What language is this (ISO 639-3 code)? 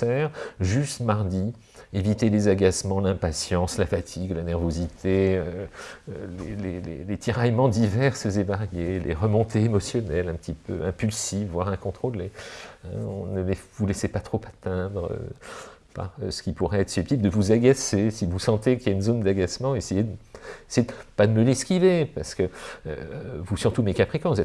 fra